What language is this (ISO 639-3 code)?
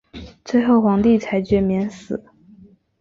zho